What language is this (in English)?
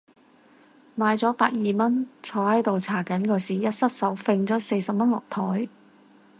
Cantonese